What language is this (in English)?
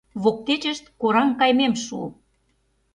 Mari